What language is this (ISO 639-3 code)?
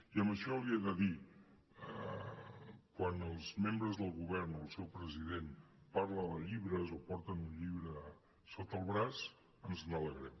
cat